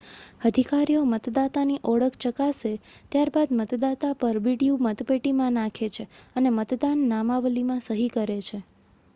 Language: Gujarati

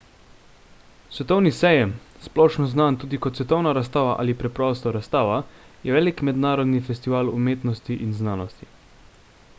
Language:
Slovenian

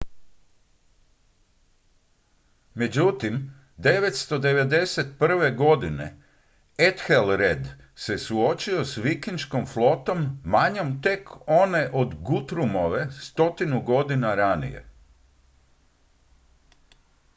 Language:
Croatian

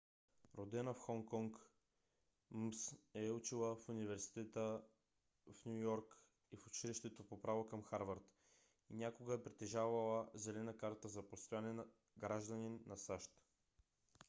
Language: Bulgarian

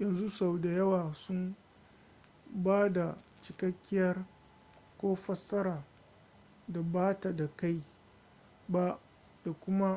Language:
Hausa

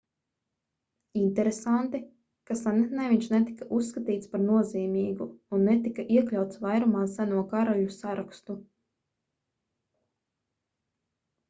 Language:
Latvian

